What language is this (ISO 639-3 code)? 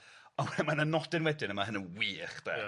cym